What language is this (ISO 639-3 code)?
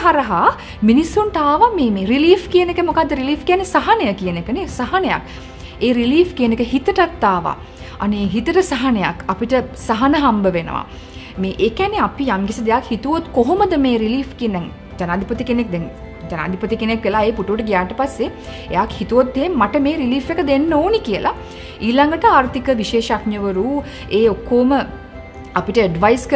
hin